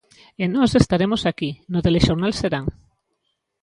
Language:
Galician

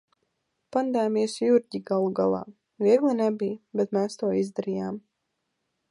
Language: Latvian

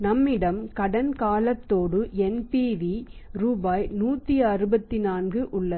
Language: Tamil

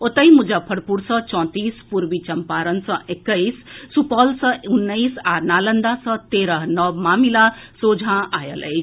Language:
Maithili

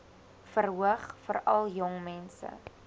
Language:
Afrikaans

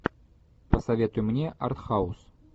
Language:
Russian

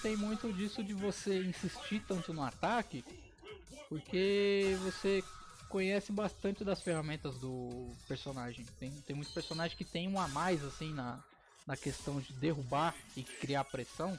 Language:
Portuguese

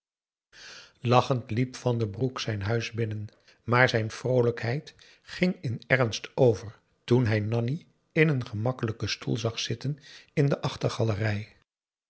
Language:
Dutch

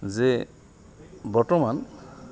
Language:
Assamese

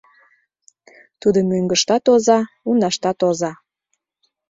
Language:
Mari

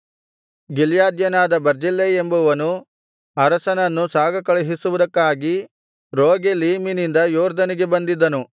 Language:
Kannada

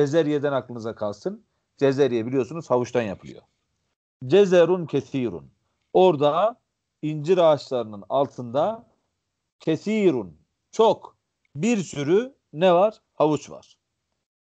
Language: Turkish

